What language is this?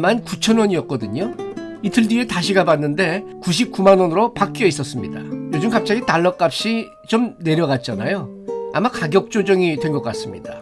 Korean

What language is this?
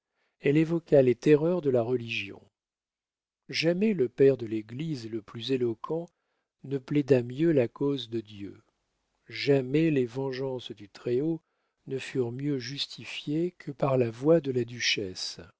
French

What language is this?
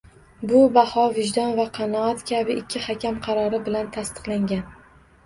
Uzbek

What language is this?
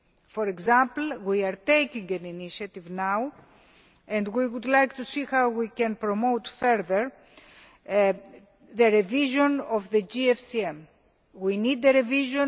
English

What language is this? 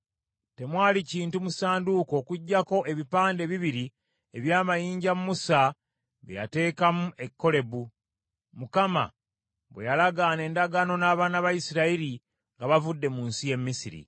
Ganda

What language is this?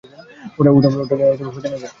Bangla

